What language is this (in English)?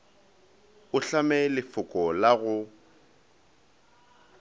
Northern Sotho